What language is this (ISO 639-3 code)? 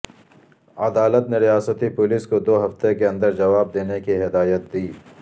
urd